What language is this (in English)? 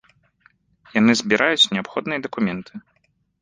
Belarusian